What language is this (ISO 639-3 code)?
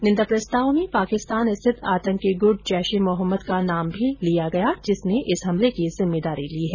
hin